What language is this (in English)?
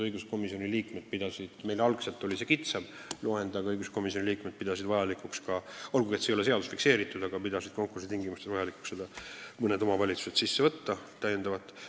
Estonian